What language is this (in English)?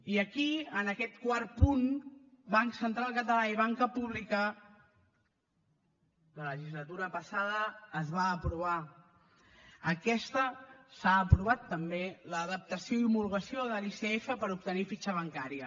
Catalan